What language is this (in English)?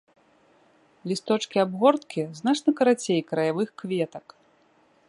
Belarusian